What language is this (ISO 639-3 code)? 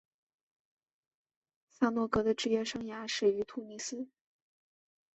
zho